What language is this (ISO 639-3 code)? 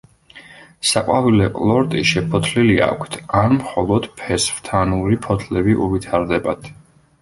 kat